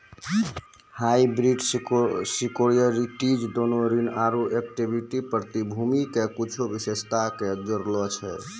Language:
Maithili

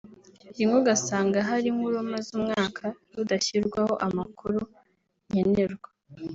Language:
Kinyarwanda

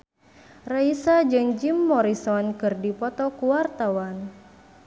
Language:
Sundanese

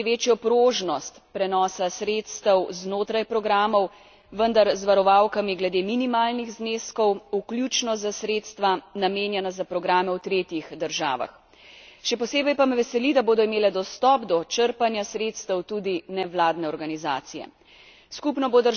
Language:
Slovenian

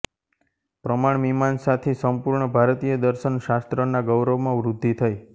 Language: Gujarati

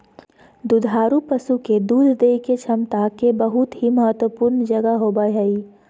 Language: Magahi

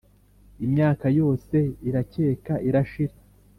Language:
Kinyarwanda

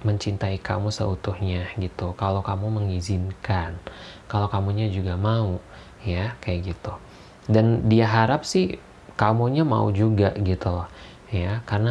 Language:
Indonesian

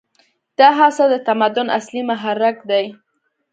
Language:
Pashto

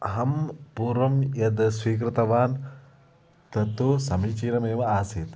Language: Sanskrit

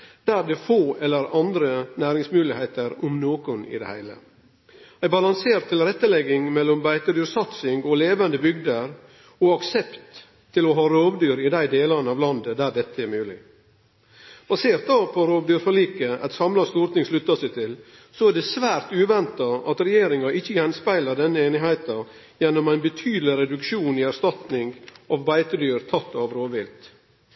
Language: Norwegian Nynorsk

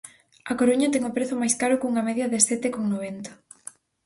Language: Galician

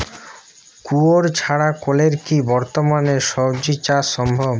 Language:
Bangla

